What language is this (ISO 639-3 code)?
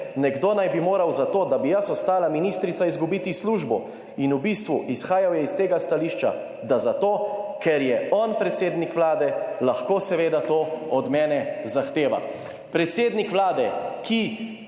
slv